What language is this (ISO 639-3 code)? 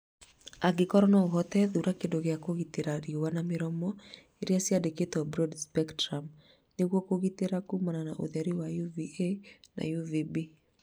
kik